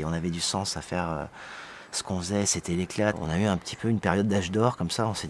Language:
French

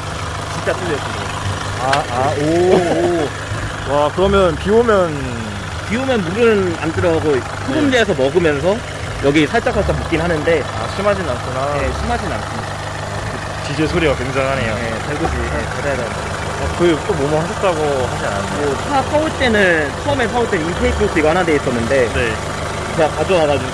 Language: Korean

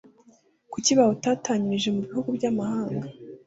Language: Kinyarwanda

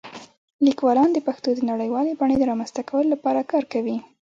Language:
Pashto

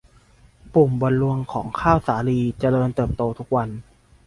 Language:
Thai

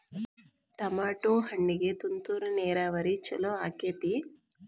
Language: Kannada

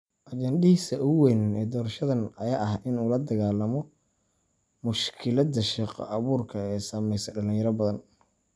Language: Somali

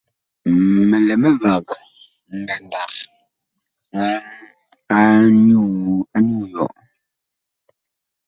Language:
Bakoko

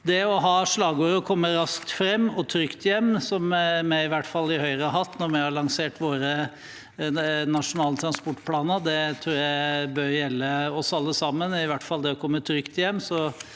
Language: Norwegian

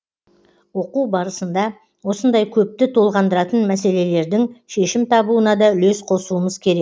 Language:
Kazakh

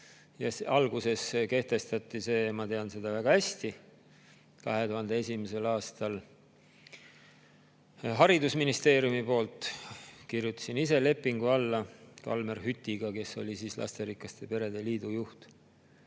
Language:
Estonian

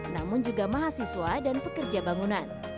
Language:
Indonesian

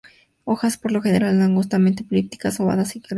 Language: Spanish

